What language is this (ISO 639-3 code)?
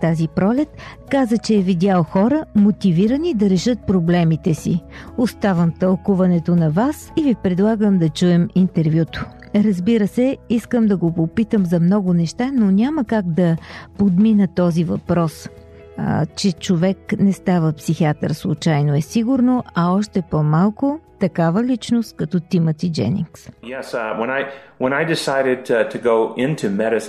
bul